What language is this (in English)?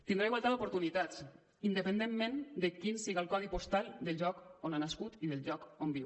Catalan